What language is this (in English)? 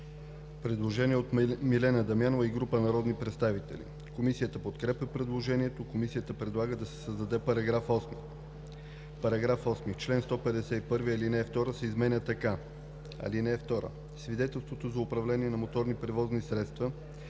Bulgarian